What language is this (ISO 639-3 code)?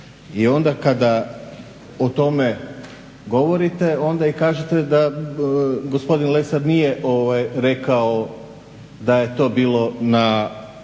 hrv